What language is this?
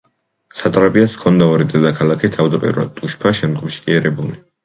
Georgian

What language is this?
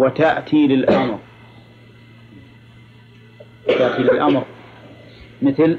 Arabic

